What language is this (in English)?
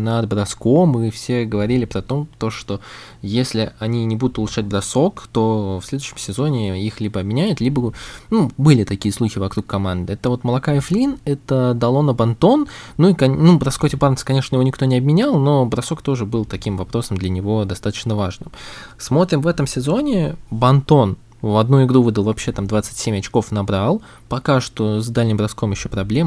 Russian